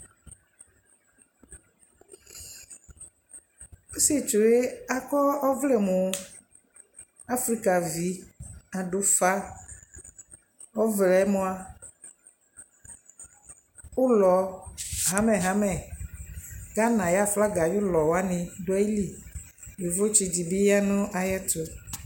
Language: Ikposo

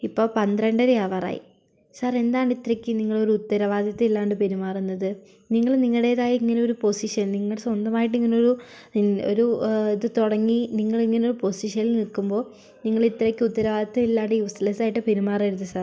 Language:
Malayalam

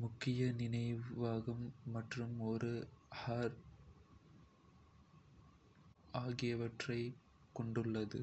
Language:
Kota (India)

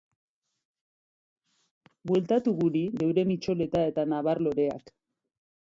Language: Basque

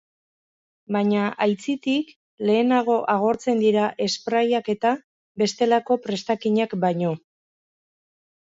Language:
Basque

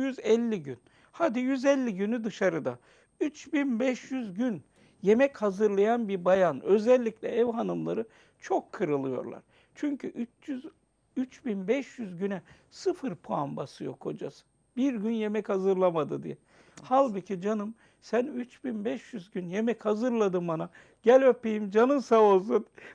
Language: Turkish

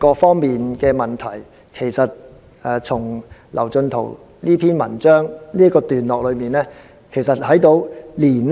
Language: Cantonese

